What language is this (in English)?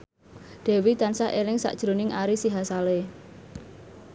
Javanese